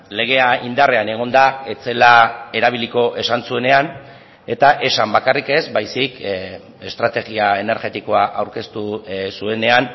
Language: Basque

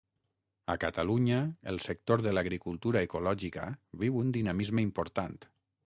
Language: Catalan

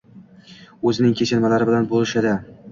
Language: Uzbek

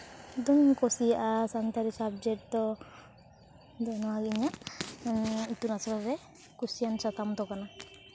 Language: Santali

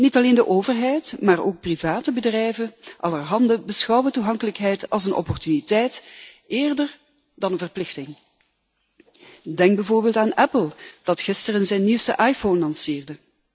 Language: Dutch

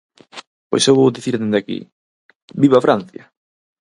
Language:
Galician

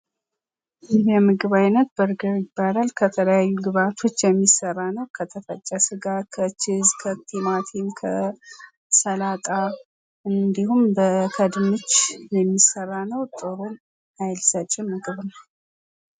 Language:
Amharic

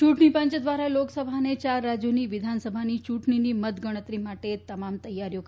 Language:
Gujarati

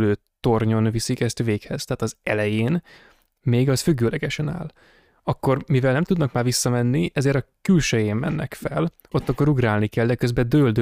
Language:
Hungarian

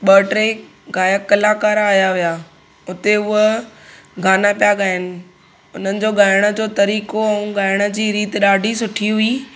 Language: Sindhi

